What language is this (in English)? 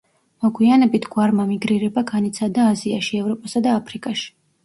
Georgian